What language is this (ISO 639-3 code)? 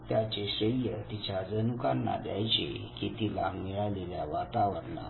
mar